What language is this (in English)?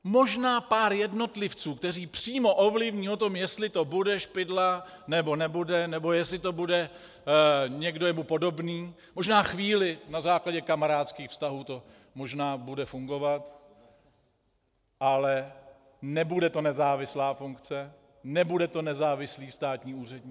Czech